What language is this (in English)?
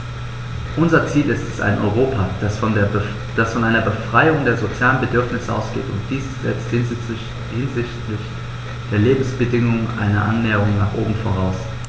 German